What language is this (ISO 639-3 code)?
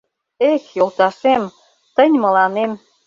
chm